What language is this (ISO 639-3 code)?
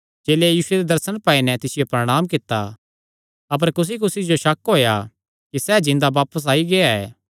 xnr